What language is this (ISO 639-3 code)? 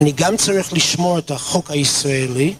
heb